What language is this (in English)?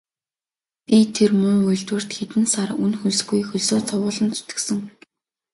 Mongolian